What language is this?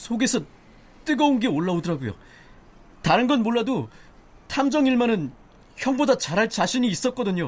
Korean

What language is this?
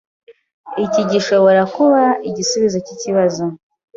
Kinyarwanda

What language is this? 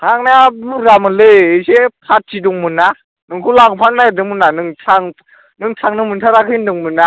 Bodo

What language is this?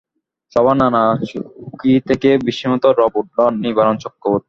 Bangla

